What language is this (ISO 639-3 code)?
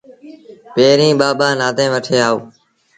sbn